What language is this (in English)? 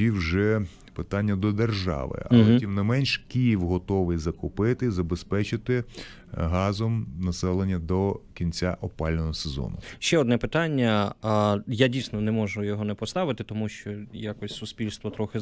Ukrainian